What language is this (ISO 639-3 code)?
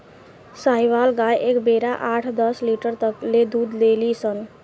bho